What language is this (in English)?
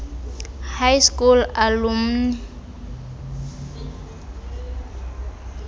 Xhosa